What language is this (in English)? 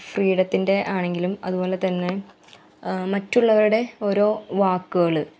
Malayalam